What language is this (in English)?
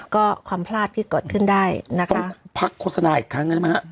Thai